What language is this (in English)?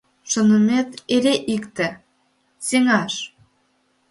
Mari